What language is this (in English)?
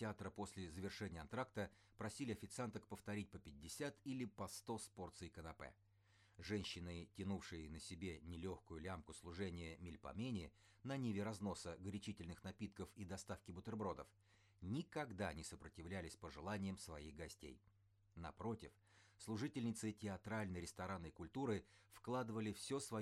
Russian